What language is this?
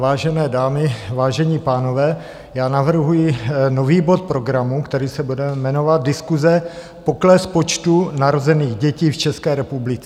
Czech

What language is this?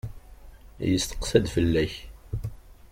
Kabyle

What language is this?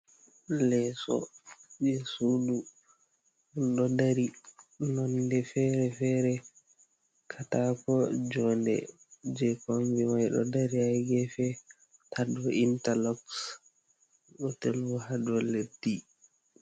Fula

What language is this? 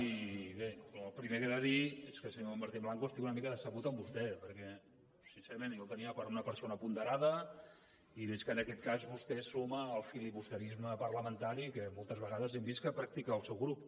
Catalan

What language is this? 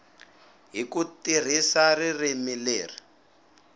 Tsonga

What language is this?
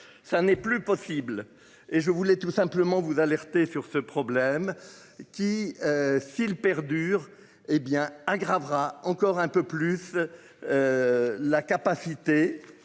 French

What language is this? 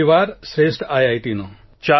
Gujarati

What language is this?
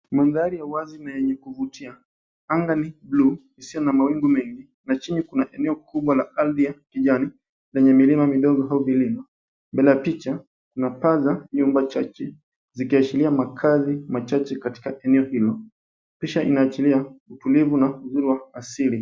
Swahili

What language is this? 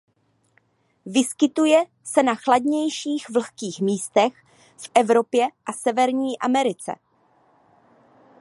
Czech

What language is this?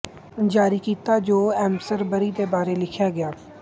Punjabi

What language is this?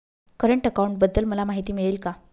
Marathi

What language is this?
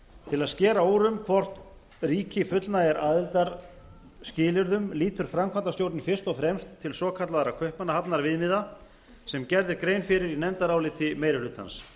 Icelandic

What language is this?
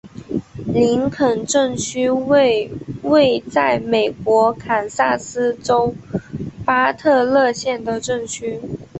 Chinese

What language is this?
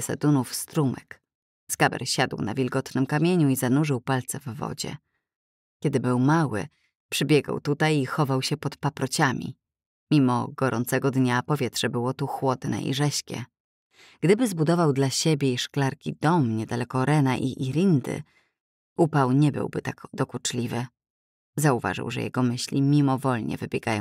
Polish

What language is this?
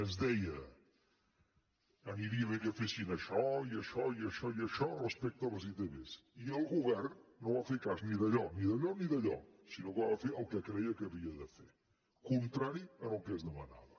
Catalan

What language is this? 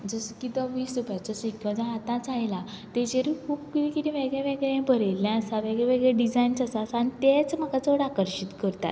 Konkani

